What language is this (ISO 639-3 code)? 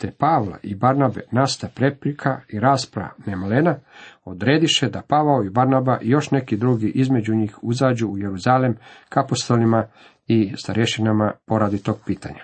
hrv